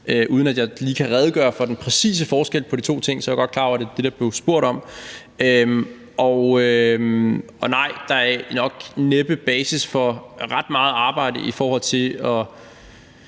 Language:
Danish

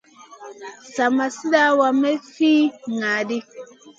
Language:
Masana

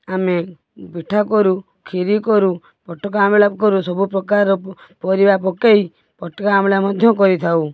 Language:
Odia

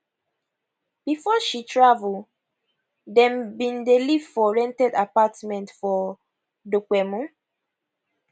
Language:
Nigerian Pidgin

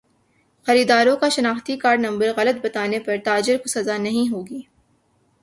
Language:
Urdu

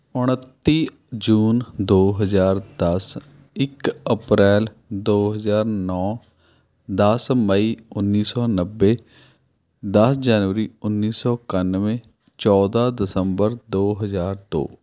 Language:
Punjabi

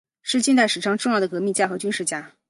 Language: Chinese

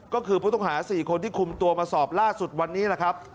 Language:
Thai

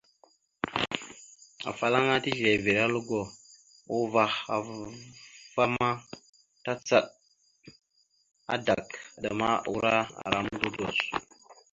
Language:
Mada (Cameroon)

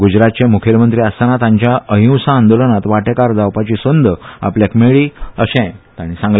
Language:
Konkani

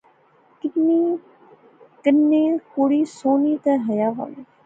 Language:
Pahari-Potwari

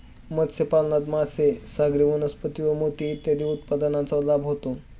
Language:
Marathi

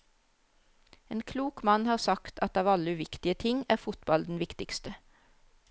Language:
Norwegian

